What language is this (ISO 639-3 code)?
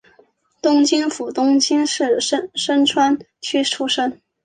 zho